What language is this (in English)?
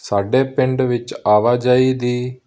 Punjabi